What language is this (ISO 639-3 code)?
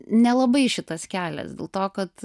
lit